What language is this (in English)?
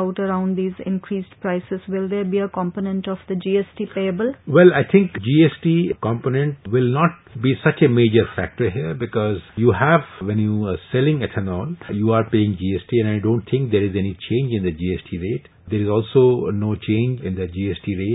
English